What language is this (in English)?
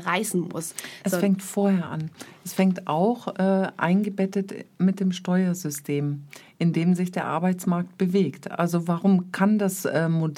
German